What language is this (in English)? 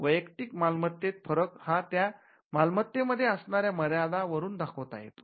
Marathi